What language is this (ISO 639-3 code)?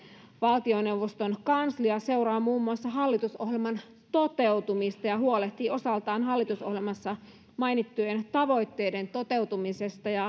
fin